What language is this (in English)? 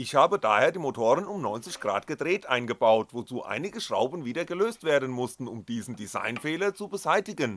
German